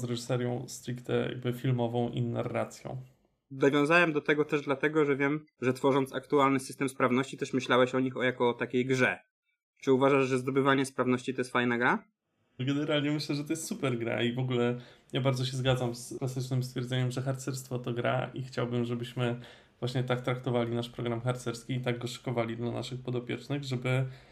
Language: Polish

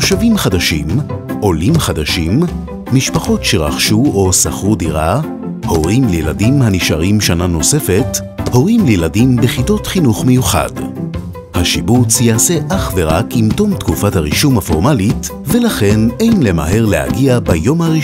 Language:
Hebrew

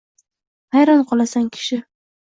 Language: Uzbek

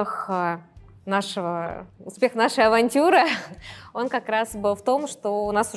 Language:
Russian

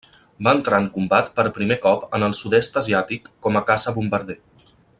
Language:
Catalan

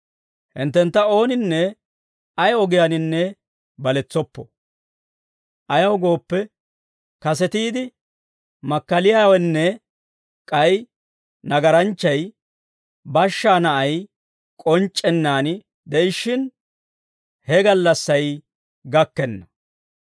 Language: Dawro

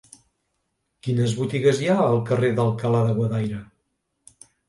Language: Catalan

